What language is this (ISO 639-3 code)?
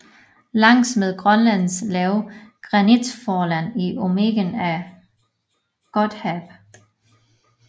dan